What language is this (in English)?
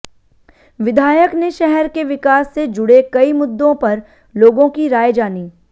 Hindi